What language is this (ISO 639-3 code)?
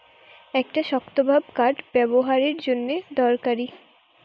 ben